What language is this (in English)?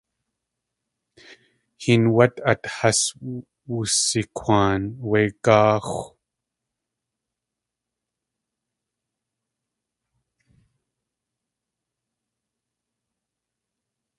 Tlingit